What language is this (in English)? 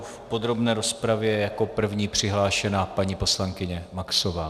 Czech